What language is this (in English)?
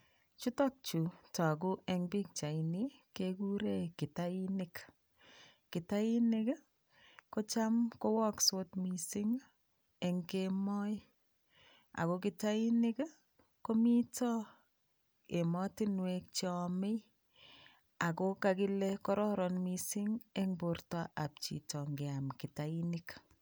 Kalenjin